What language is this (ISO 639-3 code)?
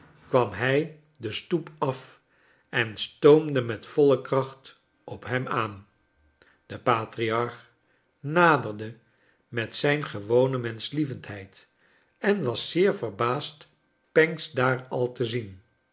nld